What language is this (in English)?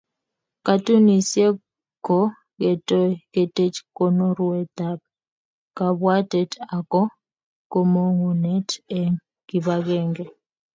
Kalenjin